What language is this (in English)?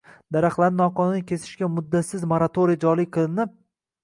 Uzbek